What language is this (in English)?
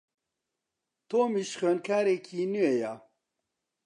Central Kurdish